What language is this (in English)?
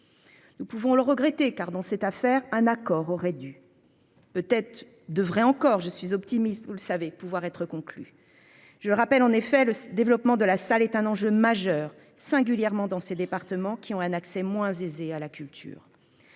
French